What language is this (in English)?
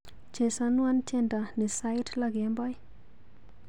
Kalenjin